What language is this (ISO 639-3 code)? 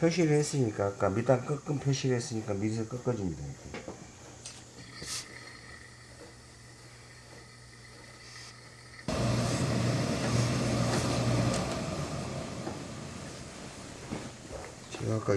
kor